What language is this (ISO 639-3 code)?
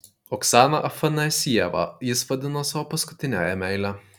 lit